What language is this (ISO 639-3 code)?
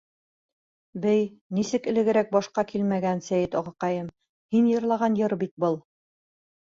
bak